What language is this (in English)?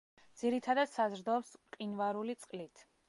Georgian